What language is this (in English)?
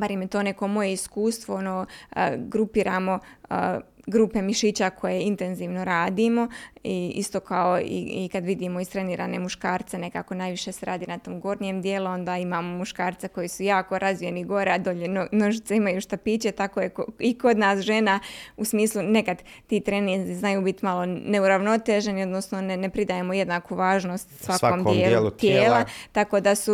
Croatian